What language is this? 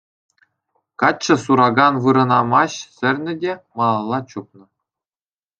Chuvash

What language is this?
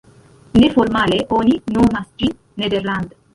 Esperanto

